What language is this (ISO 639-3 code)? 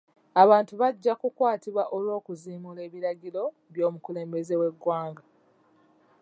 lug